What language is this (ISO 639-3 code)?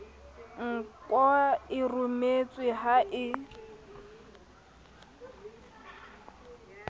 sot